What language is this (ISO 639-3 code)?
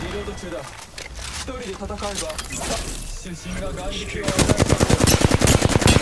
jpn